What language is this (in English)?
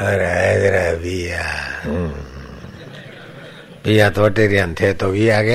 Hindi